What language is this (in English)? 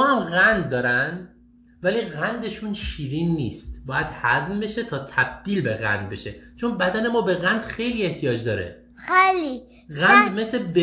Persian